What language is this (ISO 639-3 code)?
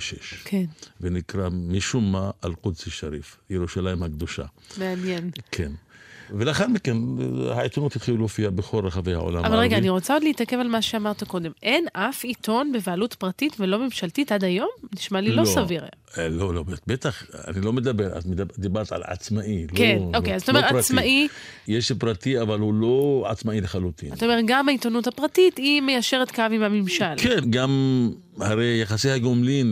heb